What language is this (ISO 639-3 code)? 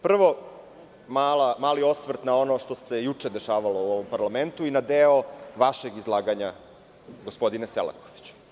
srp